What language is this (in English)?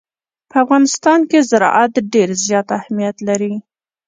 Pashto